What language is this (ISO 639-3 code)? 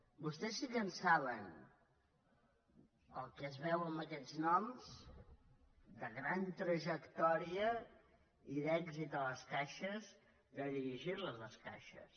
cat